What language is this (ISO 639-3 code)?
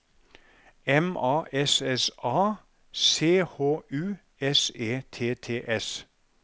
nor